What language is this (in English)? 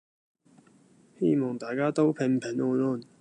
Cantonese